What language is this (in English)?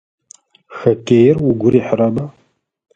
Adyghe